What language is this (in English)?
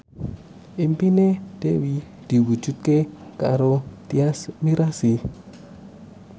Javanese